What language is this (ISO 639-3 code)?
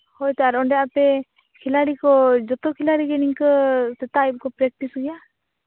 sat